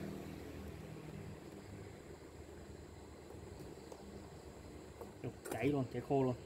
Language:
Vietnamese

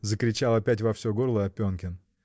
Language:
Russian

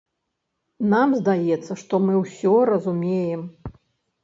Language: Belarusian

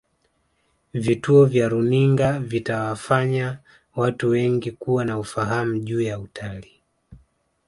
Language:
Swahili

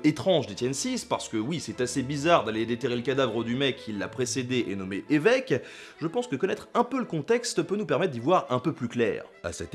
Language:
French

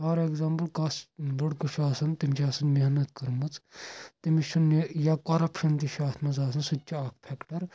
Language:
Kashmiri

